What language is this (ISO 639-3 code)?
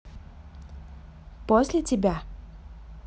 rus